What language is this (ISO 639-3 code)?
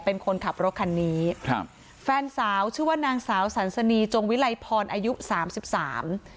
tha